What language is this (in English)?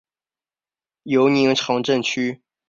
Chinese